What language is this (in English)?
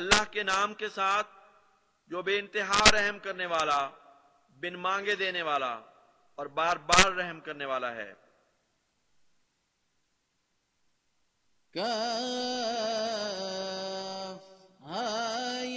Urdu